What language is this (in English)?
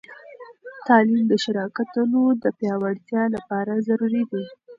Pashto